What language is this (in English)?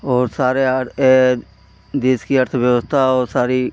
Hindi